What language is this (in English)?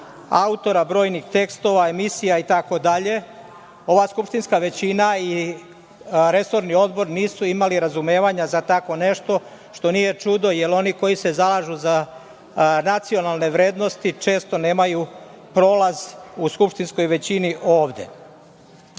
Serbian